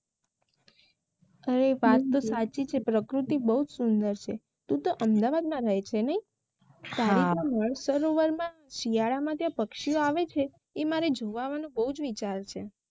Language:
Gujarati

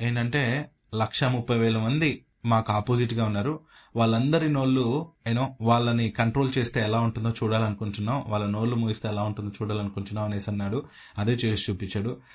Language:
Telugu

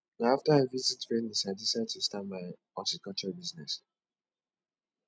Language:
Nigerian Pidgin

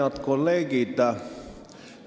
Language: Estonian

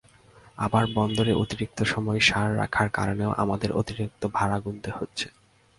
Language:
Bangla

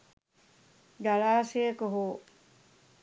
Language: Sinhala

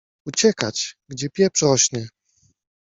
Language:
Polish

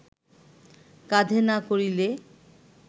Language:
Bangla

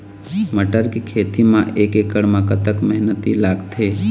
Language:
Chhattisgarhi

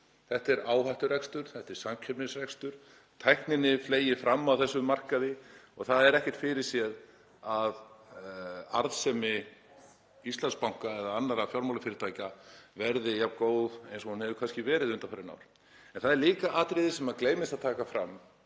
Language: Icelandic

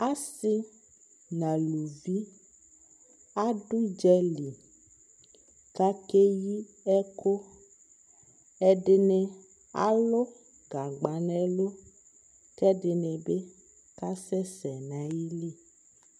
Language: Ikposo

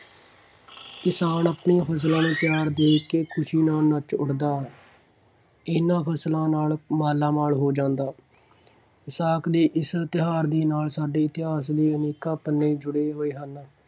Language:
Punjabi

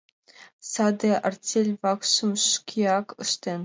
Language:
Mari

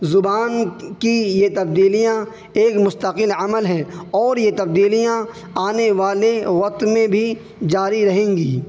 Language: Urdu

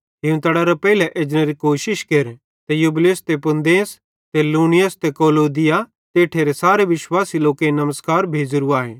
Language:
Bhadrawahi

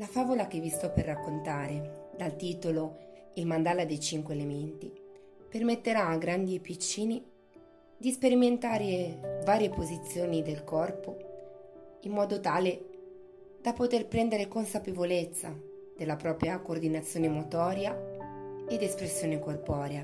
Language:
Italian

